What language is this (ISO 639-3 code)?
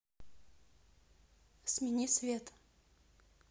rus